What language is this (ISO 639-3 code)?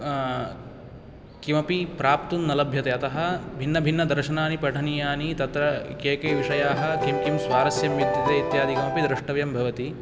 san